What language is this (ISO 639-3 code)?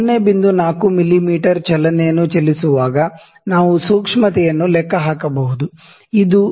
kan